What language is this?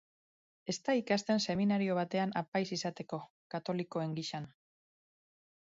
Basque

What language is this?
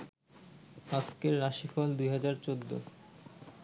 Bangla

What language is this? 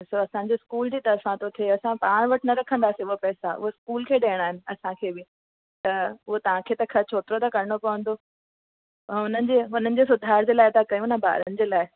Sindhi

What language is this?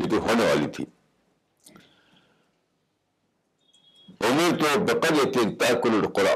Urdu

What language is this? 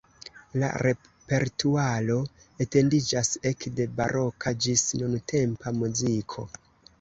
Esperanto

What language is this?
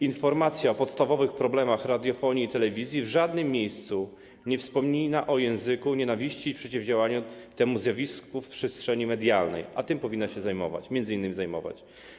Polish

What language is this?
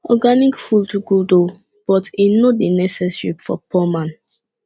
Nigerian Pidgin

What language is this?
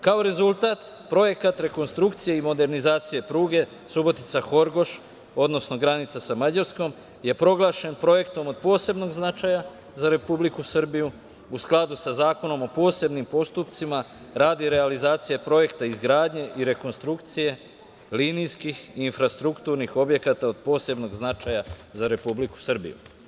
Serbian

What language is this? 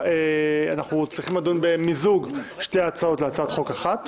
Hebrew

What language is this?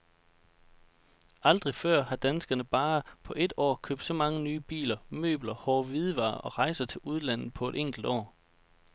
Danish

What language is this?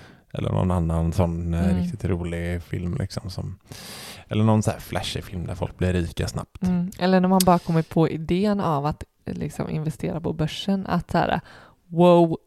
Swedish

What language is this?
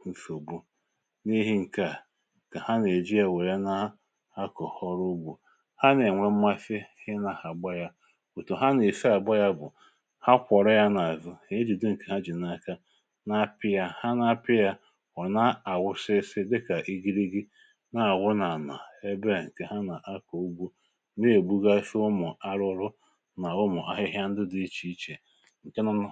Igbo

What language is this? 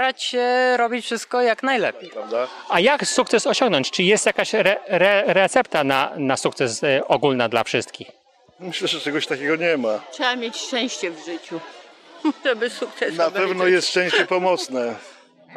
Polish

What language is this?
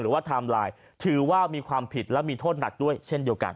Thai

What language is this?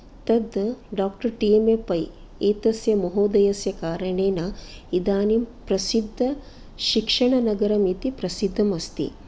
Sanskrit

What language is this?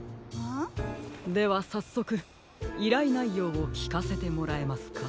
Japanese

